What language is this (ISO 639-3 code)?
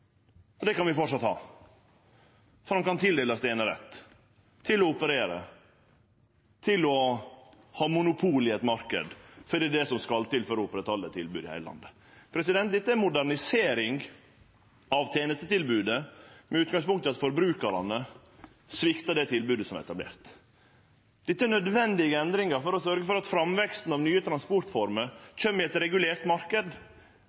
nno